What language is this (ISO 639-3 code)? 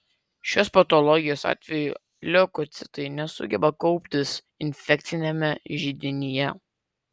lit